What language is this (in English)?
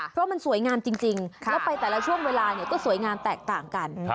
Thai